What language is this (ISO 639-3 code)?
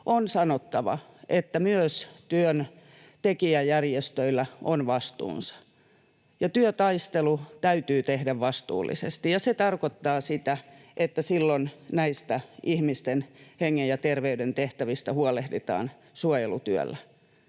fin